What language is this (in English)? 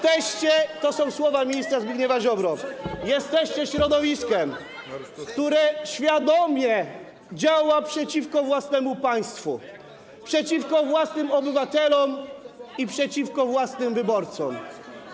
Polish